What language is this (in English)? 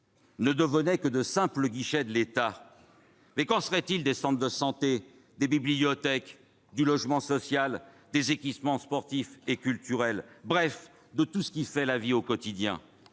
French